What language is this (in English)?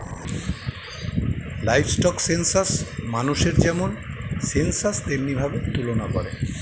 Bangla